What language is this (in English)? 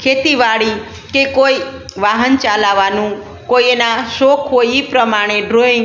Gujarati